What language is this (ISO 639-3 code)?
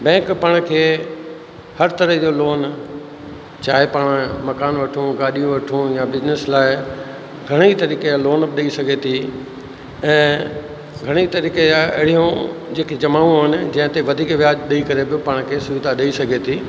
snd